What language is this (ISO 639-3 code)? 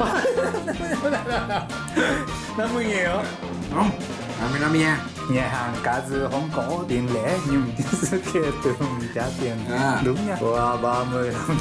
vie